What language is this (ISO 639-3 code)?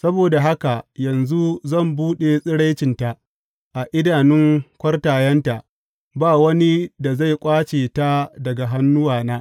hau